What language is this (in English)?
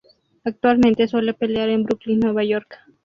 Spanish